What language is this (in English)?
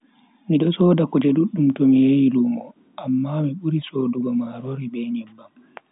Bagirmi Fulfulde